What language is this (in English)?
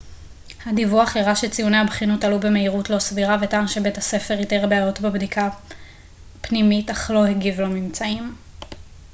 Hebrew